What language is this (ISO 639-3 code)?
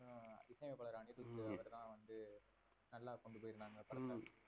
tam